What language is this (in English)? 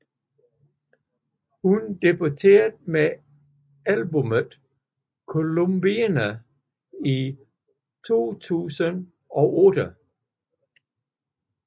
Danish